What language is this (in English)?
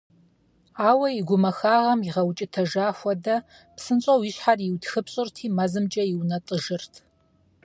Kabardian